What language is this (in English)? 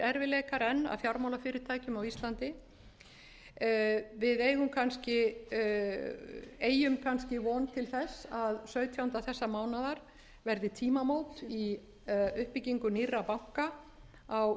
Icelandic